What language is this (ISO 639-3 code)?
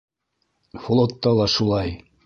bak